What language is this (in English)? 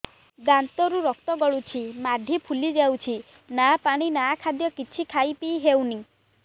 Odia